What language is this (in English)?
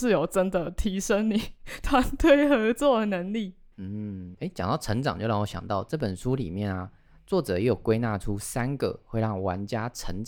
Chinese